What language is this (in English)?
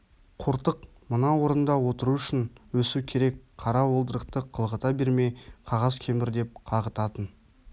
Kazakh